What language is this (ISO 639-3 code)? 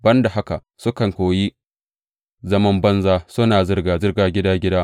hau